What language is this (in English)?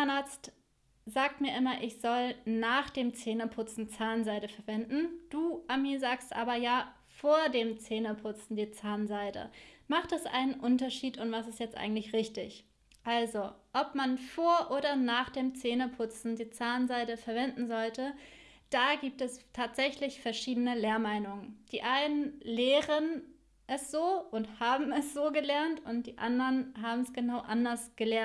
German